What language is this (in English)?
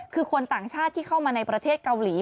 Thai